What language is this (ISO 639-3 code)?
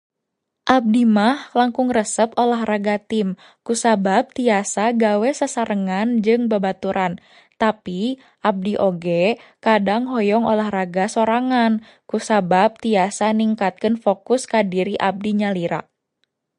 sun